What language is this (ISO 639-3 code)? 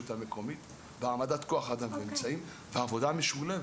heb